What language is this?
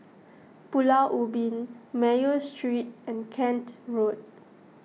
English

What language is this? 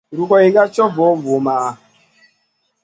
Masana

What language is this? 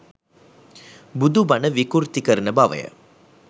Sinhala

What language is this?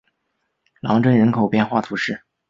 Chinese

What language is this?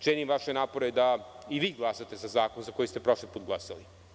Serbian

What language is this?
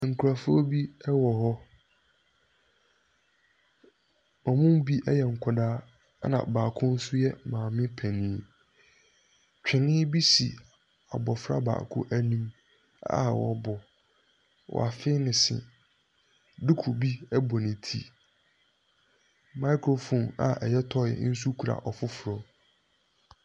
Akan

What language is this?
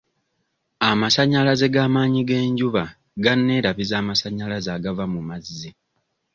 Ganda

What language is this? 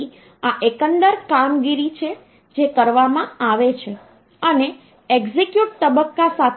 Gujarati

